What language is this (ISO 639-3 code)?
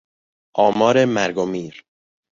fas